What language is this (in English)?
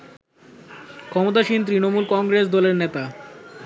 Bangla